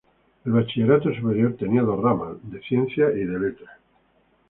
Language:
Spanish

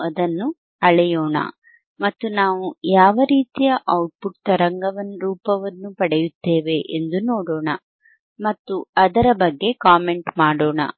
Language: Kannada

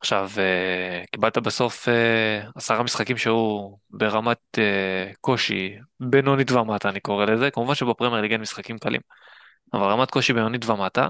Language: Hebrew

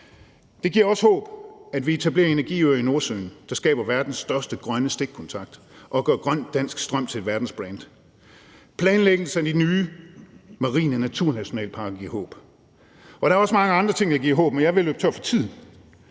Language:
Danish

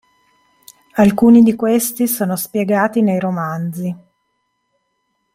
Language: Italian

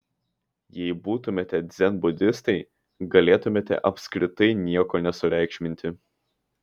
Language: Lithuanian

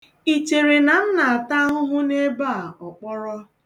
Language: Igbo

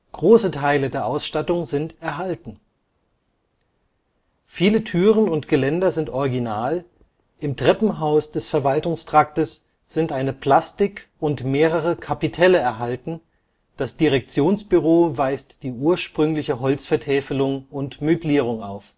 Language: German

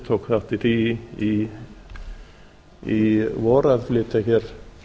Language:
Icelandic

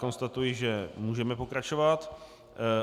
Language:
Czech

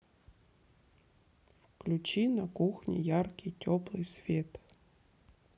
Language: Russian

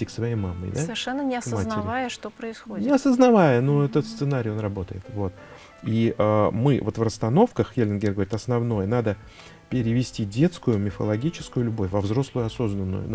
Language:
Russian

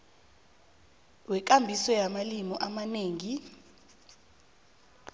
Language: South Ndebele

